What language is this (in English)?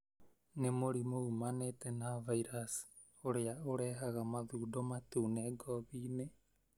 Kikuyu